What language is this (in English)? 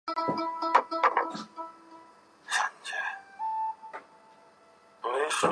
Chinese